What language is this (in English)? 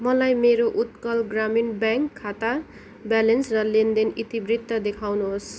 Nepali